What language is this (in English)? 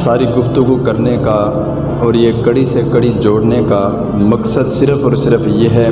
Urdu